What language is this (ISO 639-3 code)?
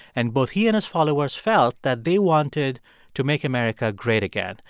eng